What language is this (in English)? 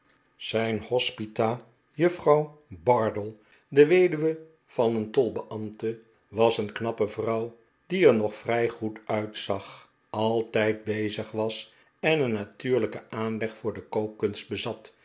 Dutch